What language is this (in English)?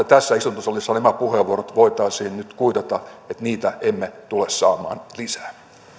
Finnish